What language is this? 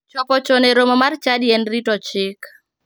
Luo (Kenya and Tanzania)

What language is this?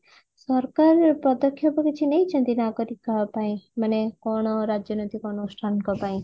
Odia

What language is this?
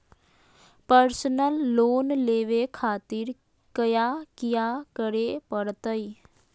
Magahi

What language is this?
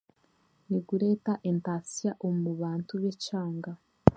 Chiga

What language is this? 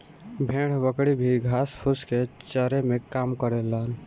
Bhojpuri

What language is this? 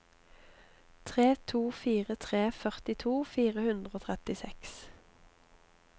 Norwegian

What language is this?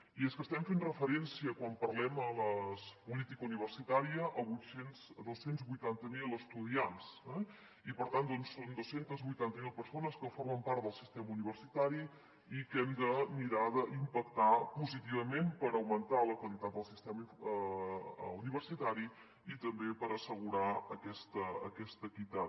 Catalan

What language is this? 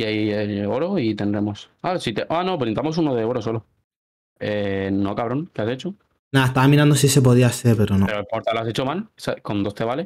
Spanish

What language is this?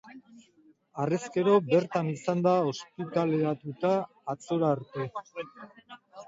Basque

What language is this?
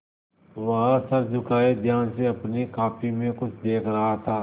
Hindi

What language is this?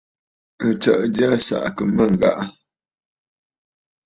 Bafut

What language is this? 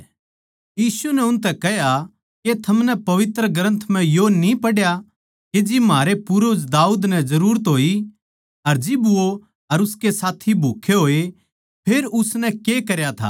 Haryanvi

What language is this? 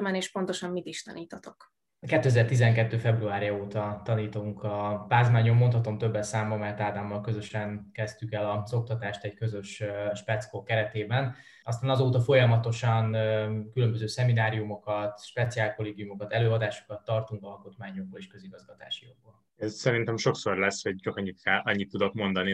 Hungarian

